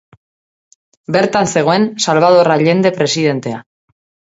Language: Basque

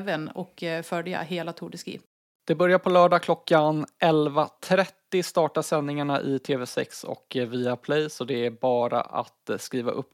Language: Swedish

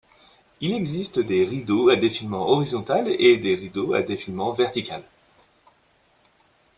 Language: French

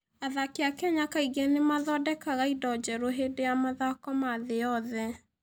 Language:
Kikuyu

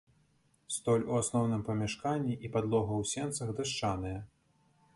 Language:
Belarusian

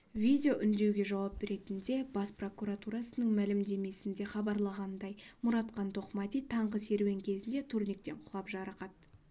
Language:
Kazakh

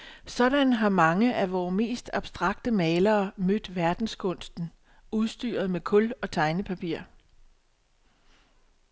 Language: Danish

